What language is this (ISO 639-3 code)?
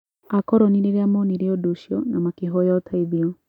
kik